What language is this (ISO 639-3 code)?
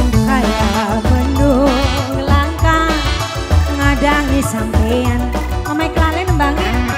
ind